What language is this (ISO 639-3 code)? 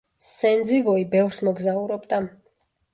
kat